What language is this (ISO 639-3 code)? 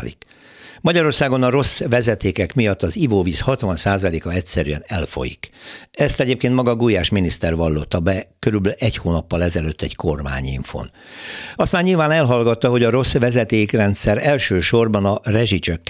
hun